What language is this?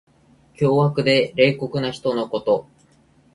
Japanese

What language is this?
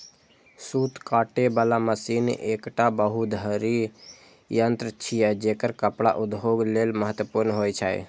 Maithili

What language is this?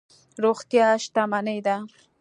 Pashto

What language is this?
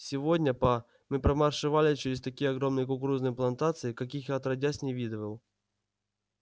Russian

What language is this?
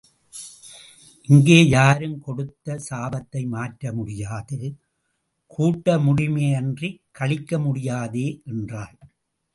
Tamil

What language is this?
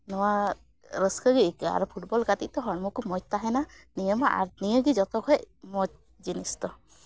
Santali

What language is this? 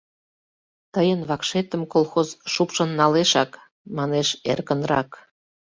Mari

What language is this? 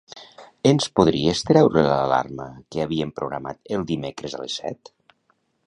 Catalan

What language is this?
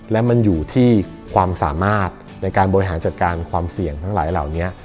Thai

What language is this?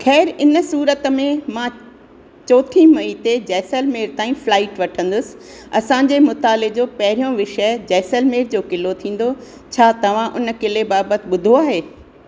Sindhi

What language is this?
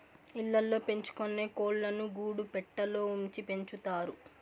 Telugu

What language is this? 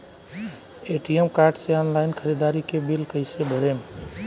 Bhojpuri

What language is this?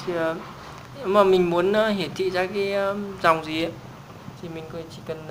Vietnamese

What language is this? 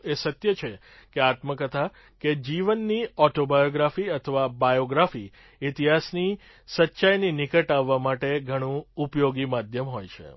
Gujarati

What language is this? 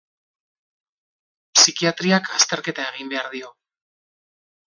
Basque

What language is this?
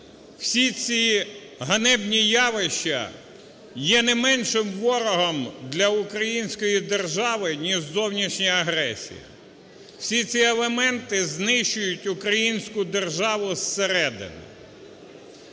Ukrainian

